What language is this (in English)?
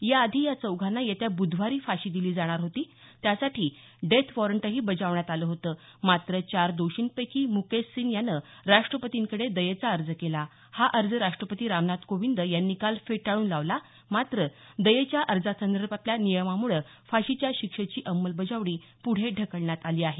Marathi